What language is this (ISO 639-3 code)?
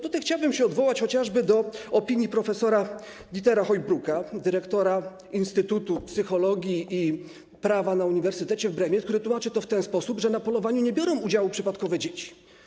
pol